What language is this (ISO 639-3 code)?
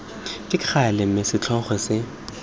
tsn